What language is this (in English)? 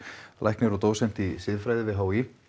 Icelandic